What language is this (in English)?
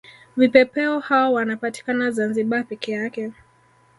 Swahili